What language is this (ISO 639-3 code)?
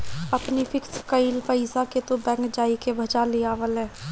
bho